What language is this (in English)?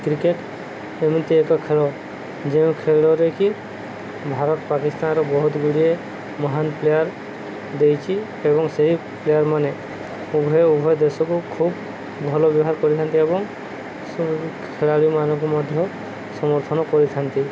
Odia